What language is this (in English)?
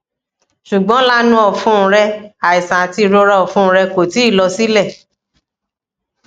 Yoruba